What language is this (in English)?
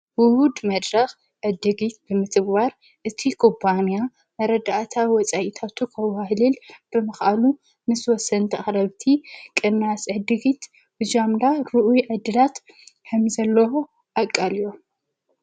Tigrinya